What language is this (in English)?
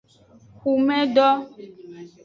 Aja (Benin)